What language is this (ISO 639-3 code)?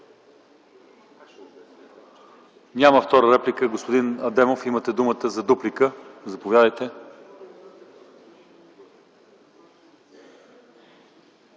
bul